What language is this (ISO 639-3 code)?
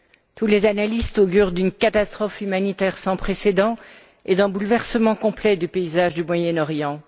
fra